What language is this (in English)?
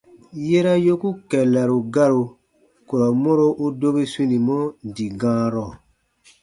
Baatonum